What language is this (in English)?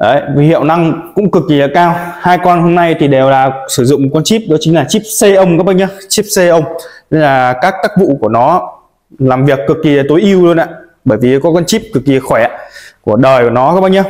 Vietnamese